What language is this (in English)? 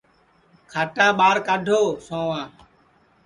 Sansi